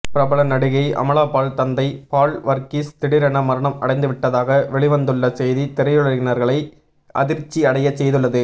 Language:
Tamil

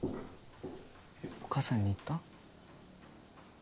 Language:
Japanese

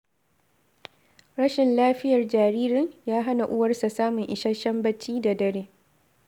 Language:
Hausa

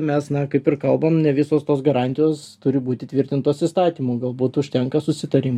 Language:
Lithuanian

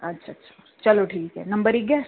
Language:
Dogri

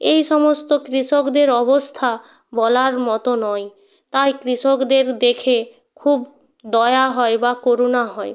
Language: Bangla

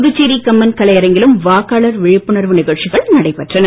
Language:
Tamil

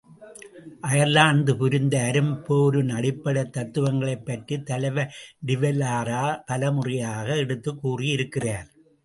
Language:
Tamil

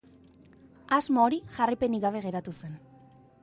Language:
Basque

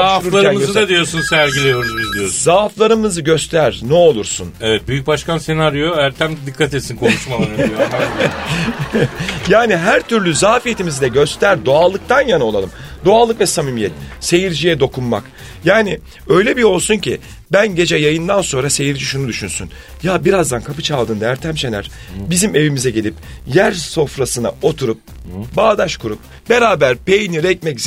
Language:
Turkish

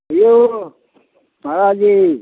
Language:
Maithili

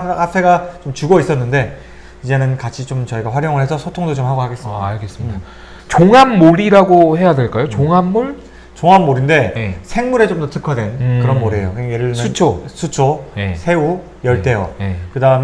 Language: Korean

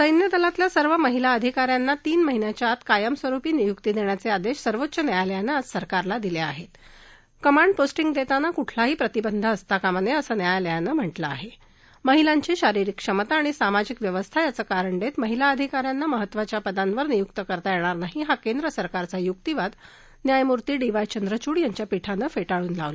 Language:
Marathi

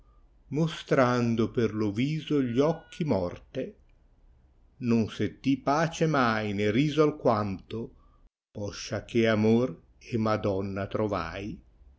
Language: Italian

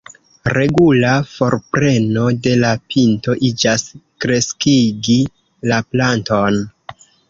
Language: Esperanto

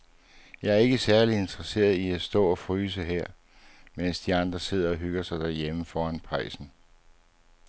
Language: Danish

